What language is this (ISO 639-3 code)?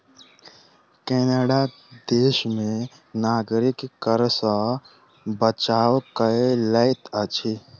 mai